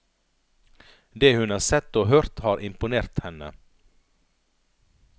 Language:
Norwegian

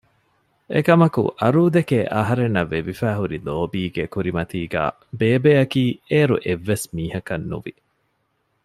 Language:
Divehi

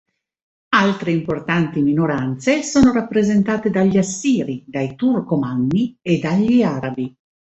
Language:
Italian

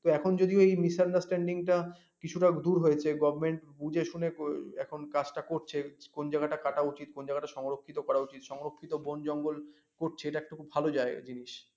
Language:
Bangla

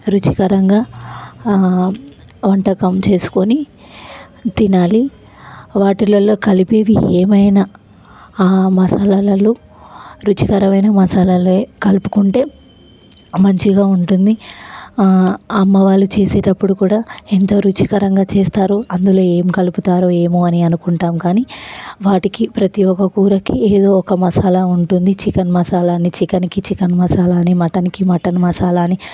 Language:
Telugu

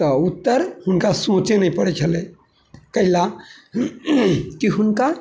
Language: Maithili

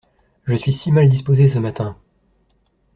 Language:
French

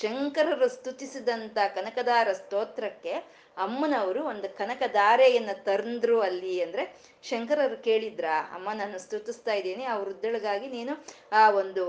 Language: Kannada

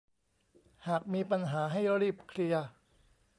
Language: Thai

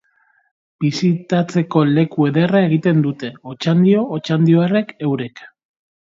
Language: Basque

